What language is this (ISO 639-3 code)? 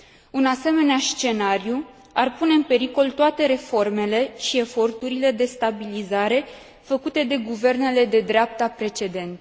ron